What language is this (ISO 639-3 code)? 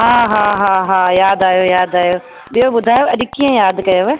snd